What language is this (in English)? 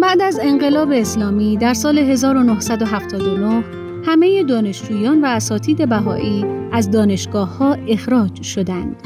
Persian